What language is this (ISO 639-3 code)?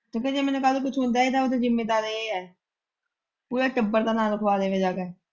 pan